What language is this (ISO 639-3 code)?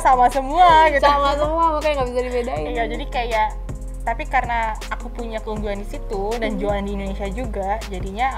ind